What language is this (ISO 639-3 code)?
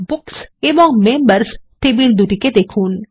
ben